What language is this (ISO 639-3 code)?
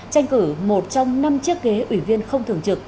vie